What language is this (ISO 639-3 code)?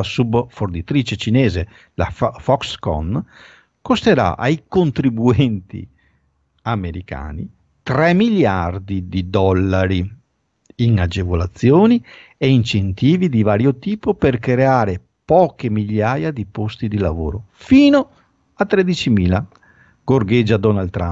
ita